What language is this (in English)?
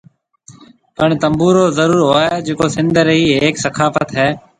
Marwari (Pakistan)